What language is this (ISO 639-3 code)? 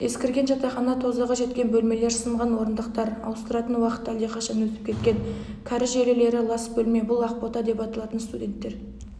kaz